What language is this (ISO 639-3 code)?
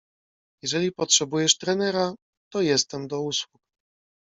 pol